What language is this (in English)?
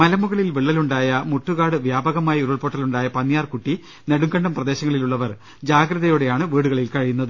Malayalam